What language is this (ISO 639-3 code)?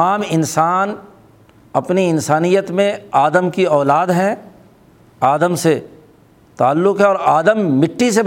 urd